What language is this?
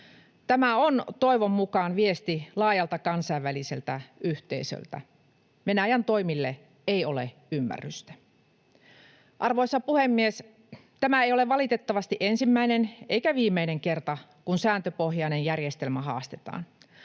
Finnish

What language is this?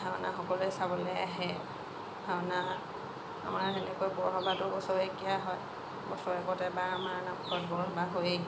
Assamese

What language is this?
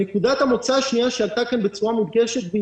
Hebrew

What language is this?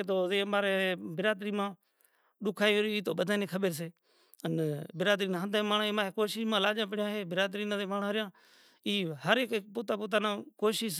Kachi Koli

